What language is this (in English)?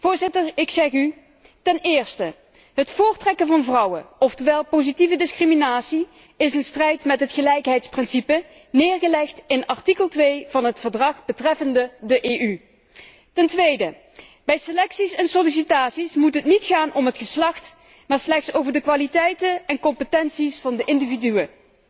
Dutch